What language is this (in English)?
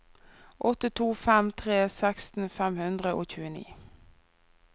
Norwegian